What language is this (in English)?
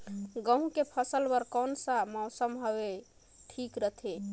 Chhattisgarhi